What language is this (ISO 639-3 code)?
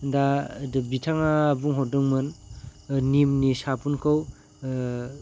brx